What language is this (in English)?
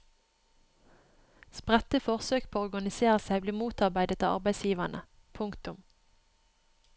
Norwegian